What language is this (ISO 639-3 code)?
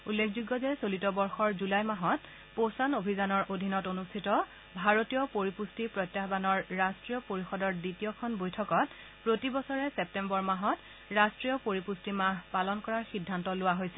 asm